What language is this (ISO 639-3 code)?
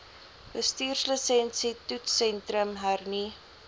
afr